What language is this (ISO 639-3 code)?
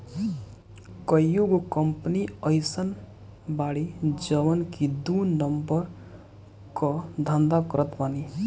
bho